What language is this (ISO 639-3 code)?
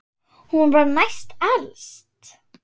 isl